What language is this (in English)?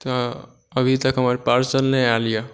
Maithili